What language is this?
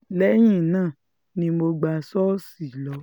Yoruba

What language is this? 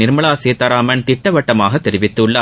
Tamil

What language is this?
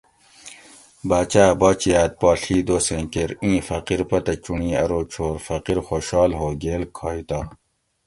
Gawri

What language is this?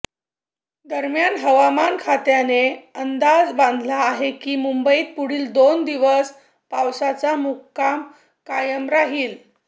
Marathi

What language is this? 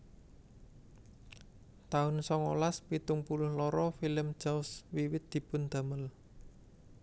Javanese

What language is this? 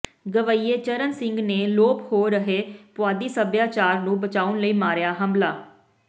Punjabi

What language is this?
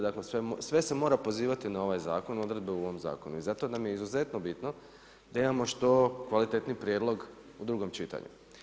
Croatian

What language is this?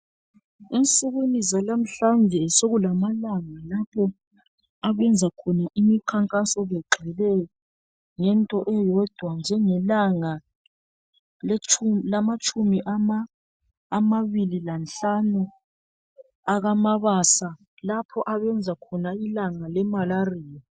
North Ndebele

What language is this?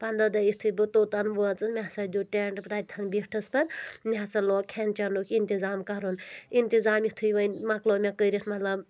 Kashmiri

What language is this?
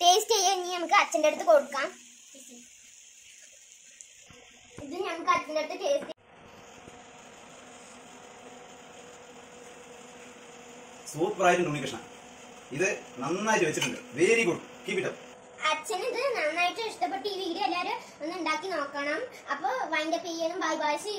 Romanian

